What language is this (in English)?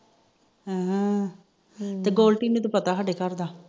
Punjabi